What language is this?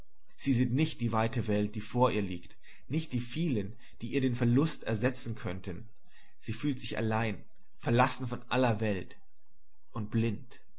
German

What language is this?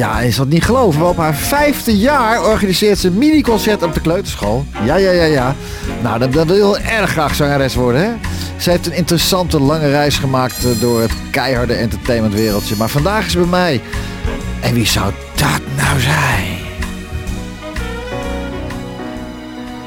Dutch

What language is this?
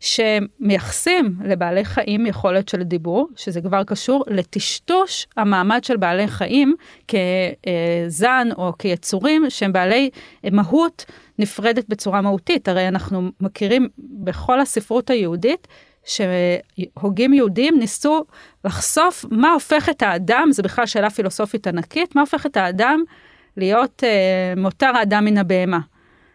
Hebrew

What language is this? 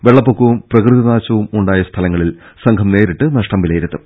Malayalam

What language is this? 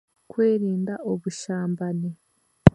Chiga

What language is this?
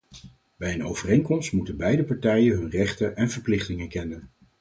Dutch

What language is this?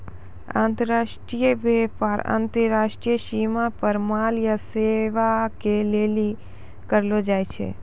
Maithili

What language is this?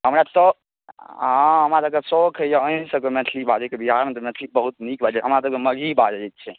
Maithili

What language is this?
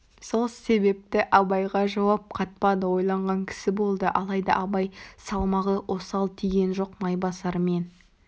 Kazakh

